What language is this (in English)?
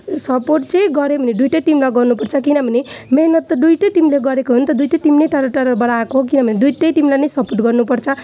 Nepali